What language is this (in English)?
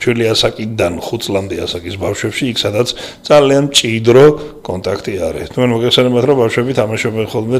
Romanian